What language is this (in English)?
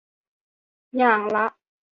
Thai